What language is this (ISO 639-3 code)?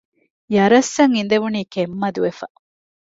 div